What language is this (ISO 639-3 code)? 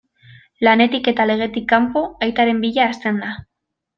eus